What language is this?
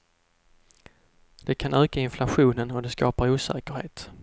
Swedish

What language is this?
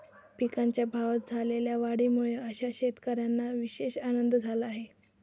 Marathi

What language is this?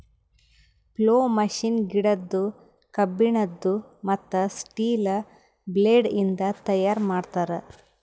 Kannada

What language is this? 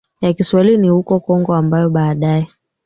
Swahili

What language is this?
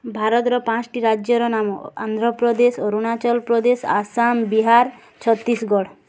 Odia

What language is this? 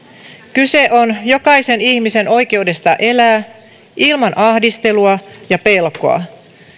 Finnish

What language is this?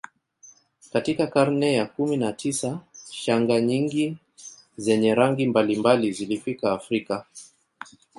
Swahili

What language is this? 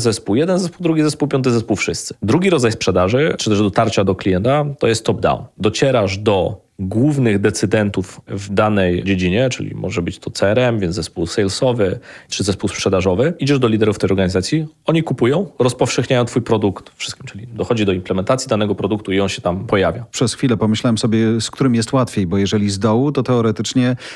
Polish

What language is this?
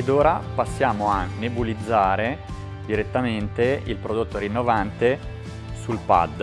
Italian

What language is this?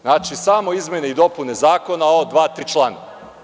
Serbian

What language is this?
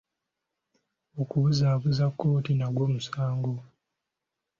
Ganda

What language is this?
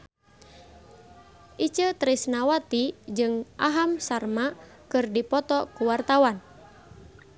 Sundanese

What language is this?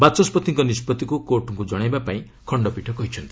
Odia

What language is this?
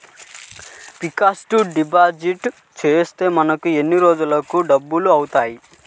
Telugu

